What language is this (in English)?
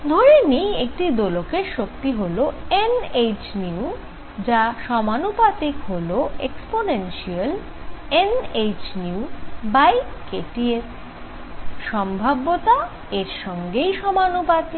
Bangla